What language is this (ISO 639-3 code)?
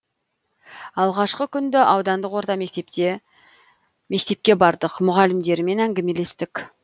kaz